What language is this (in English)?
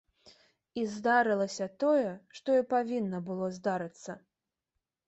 Belarusian